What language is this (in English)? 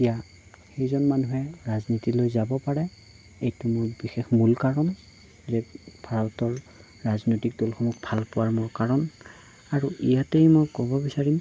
Assamese